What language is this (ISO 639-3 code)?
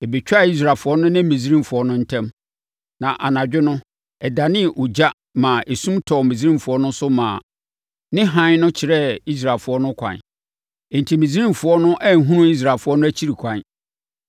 aka